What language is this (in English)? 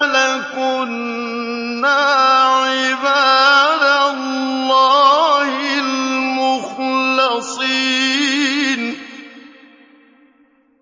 Arabic